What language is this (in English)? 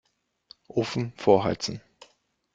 German